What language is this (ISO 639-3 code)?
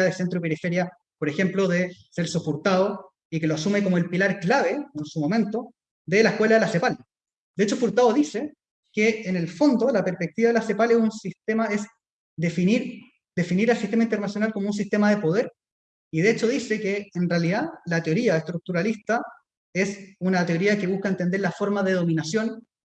spa